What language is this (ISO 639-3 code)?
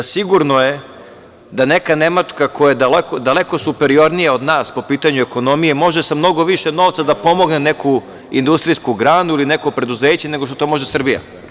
srp